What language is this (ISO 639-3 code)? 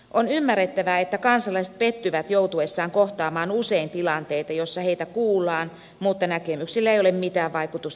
fin